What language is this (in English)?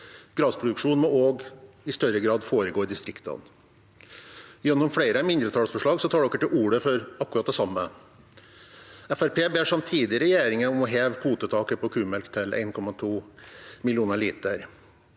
Norwegian